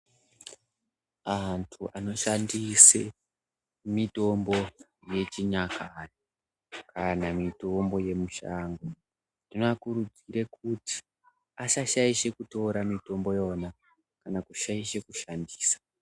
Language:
Ndau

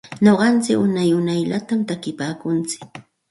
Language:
Santa Ana de Tusi Pasco Quechua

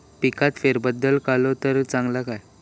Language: Marathi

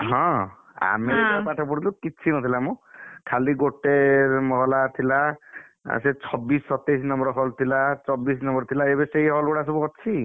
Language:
Odia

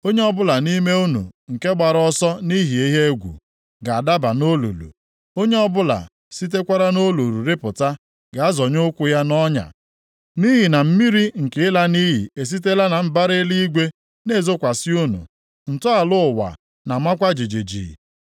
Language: Igbo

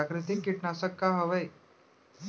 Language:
Chhattisgarhi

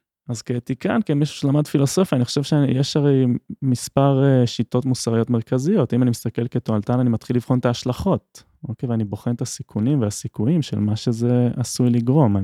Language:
Hebrew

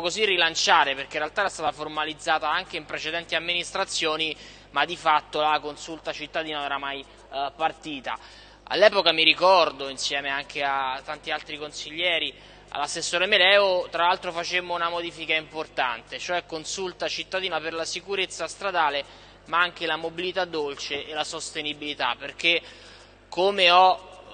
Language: Italian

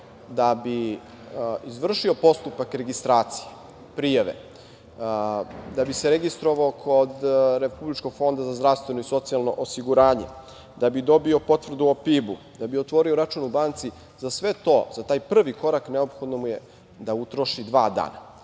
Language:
Serbian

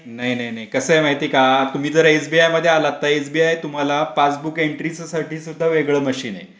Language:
Marathi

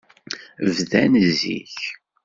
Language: Kabyle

